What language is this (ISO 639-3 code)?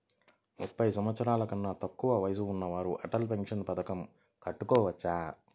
tel